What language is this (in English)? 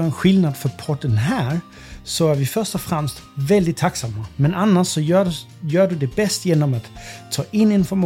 Swedish